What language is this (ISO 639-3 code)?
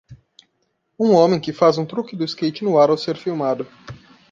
por